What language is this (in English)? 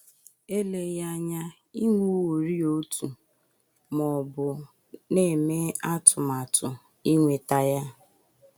Igbo